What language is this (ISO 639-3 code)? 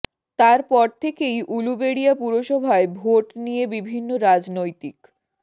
ben